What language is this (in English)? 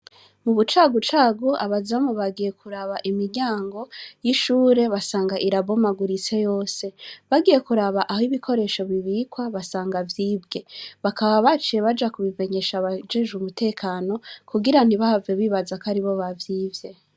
Rundi